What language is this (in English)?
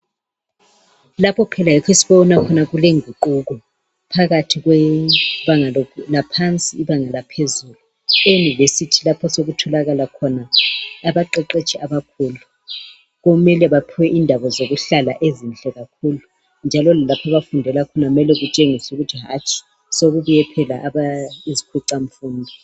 North Ndebele